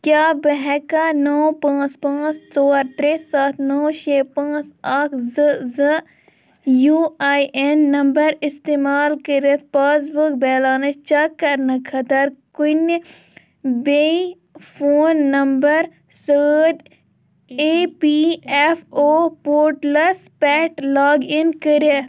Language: Kashmiri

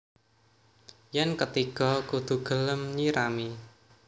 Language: Javanese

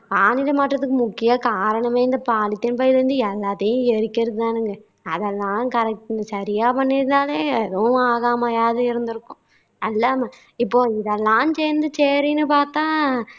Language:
Tamil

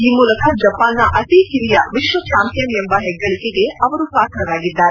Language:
Kannada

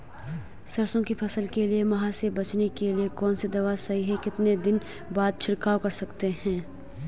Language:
Hindi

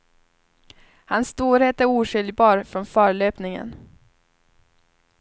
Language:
Swedish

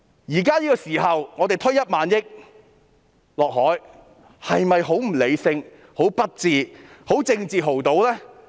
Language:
Cantonese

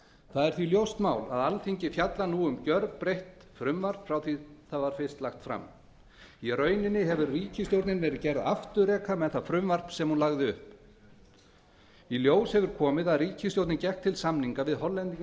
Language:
Icelandic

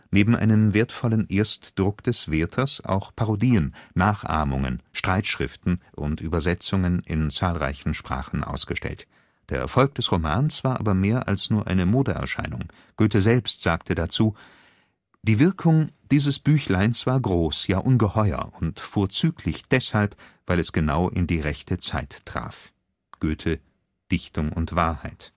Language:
German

